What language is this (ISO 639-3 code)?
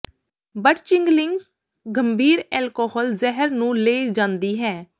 pan